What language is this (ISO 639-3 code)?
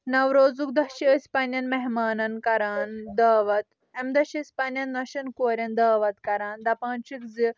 kas